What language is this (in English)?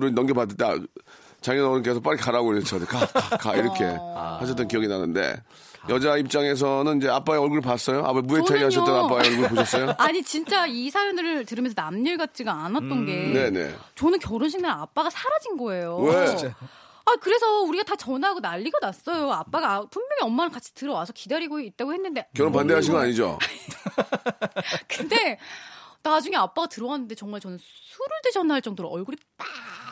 Korean